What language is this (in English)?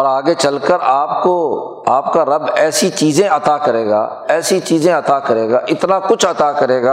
Urdu